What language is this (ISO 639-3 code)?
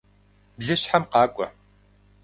kbd